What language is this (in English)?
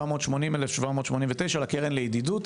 Hebrew